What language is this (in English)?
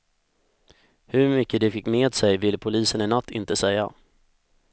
Swedish